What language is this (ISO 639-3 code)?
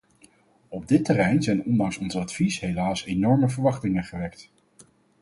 nld